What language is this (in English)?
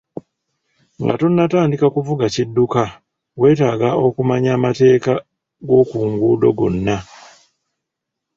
Ganda